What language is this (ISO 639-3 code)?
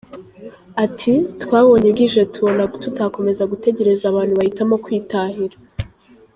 kin